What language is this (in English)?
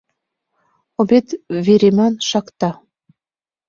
Mari